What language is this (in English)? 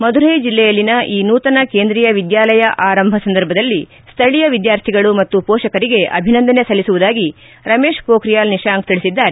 Kannada